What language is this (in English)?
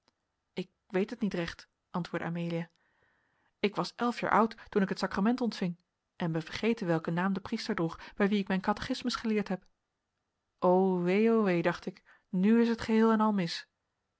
Dutch